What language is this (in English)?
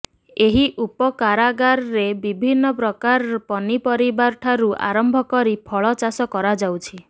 Odia